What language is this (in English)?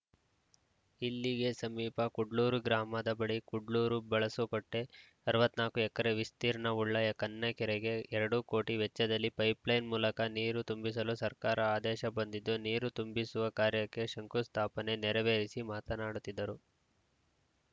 Kannada